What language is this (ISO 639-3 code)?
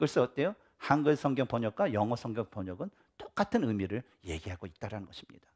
kor